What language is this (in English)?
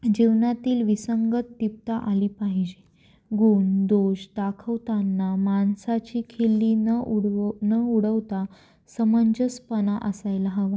Marathi